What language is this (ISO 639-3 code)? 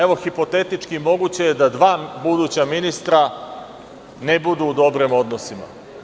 srp